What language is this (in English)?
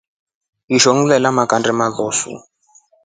Rombo